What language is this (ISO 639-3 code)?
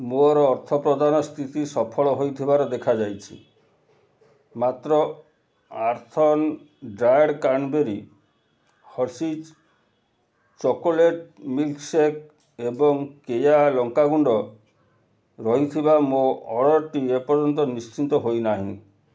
ori